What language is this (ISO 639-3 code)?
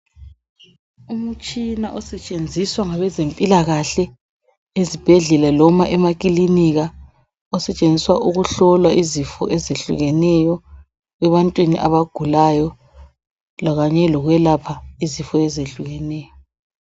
nde